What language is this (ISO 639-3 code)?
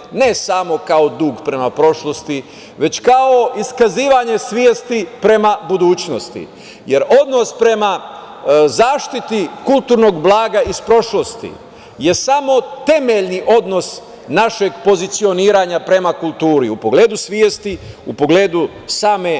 srp